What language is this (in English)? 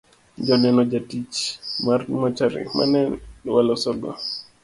Luo (Kenya and Tanzania)